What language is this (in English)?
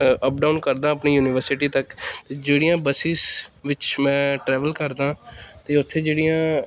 Punjabi